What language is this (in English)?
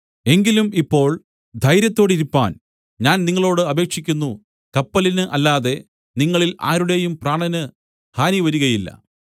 Malayalam